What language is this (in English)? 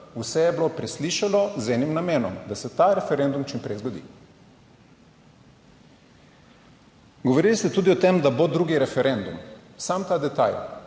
Slovenian